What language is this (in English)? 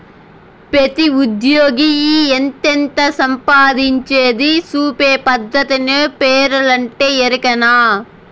Telugu